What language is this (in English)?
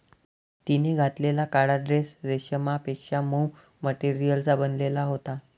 Marathi